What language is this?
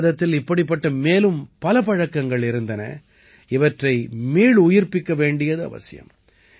Tamil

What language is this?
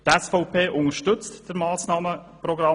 Swiss German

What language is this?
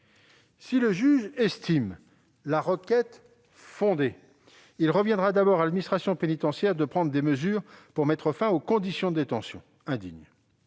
French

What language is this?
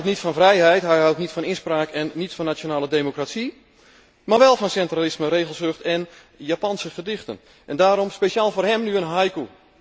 Dutch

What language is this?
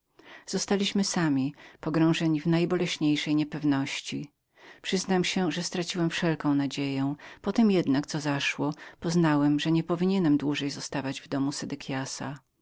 Polish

